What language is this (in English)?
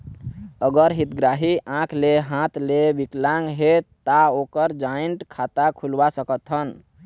Chhattisgarhi